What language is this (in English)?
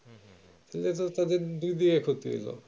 Bangla